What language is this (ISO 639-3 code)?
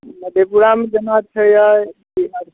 mai